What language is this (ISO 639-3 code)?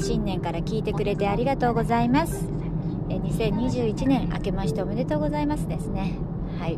jpn